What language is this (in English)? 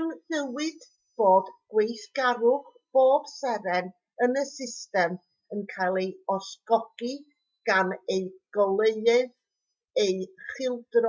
Welsh